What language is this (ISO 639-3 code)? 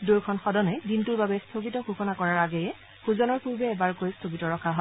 asm